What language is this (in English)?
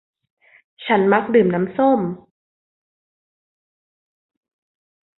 Thai